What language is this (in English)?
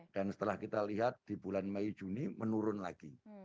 Indonesian